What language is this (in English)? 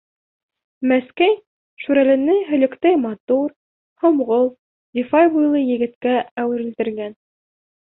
Bashkir